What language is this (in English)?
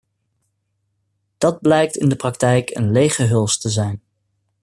Dutch